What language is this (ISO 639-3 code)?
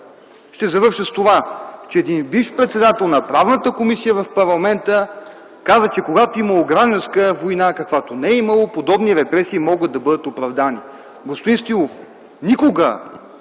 bul